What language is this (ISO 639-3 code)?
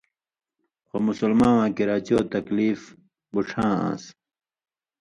mvy